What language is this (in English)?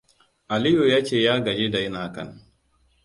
Hausa